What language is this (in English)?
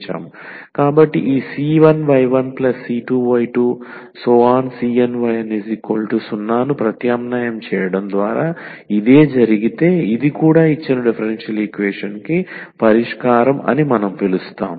Telugu